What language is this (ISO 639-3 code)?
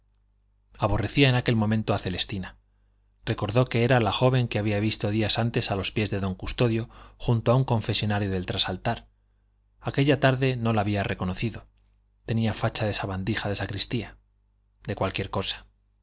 spa